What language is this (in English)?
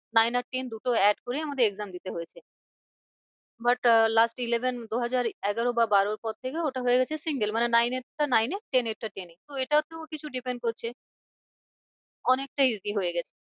Bangla